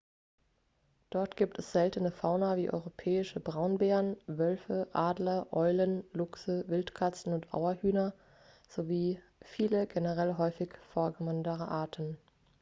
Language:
German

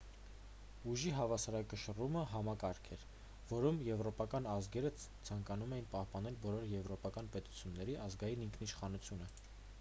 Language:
Armenian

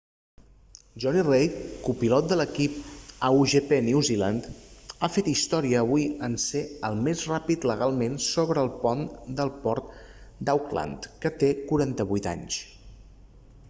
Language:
Catalan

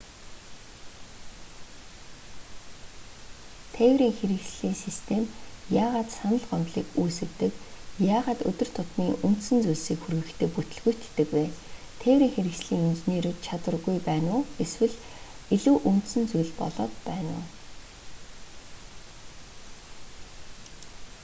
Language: Mongolian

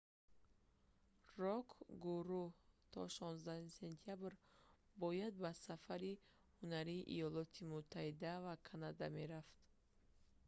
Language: Tajik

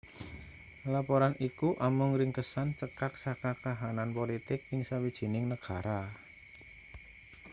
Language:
Javanese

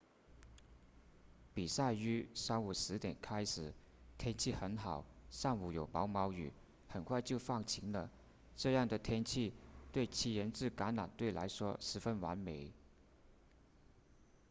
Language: Chinese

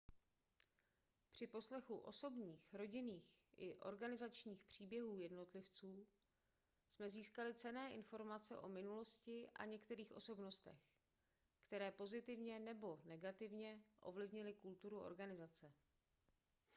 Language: Czech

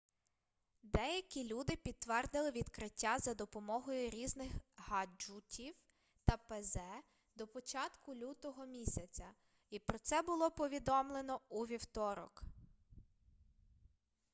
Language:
Ukrainian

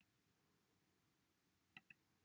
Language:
Welsh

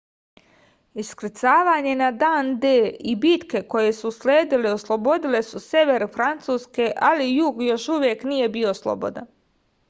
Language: Serbian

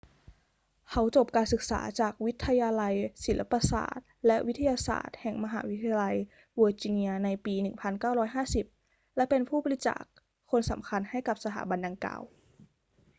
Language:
Thai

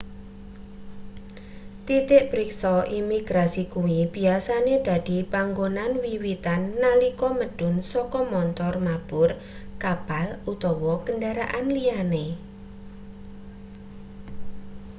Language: Javanese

